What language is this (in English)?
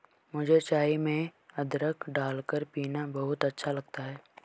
Hindi